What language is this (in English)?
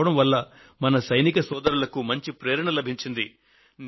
Telugu